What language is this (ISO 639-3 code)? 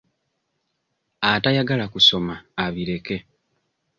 lug